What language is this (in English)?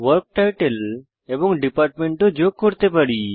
Bangla